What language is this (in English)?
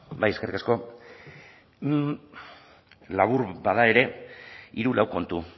Basque